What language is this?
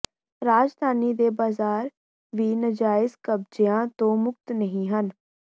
Punjabi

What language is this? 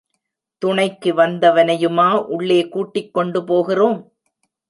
Tamil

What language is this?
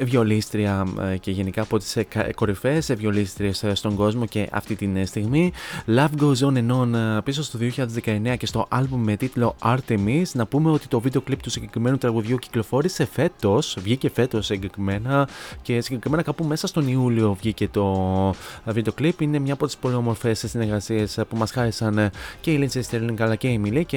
Greek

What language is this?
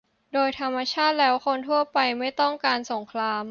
Thai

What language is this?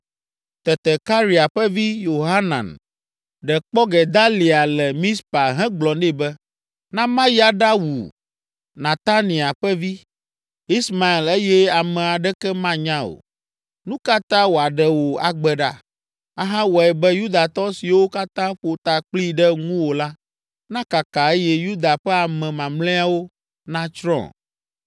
Ewe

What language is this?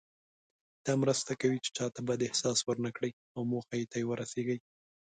Pashto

